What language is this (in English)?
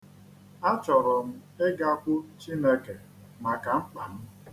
Igbo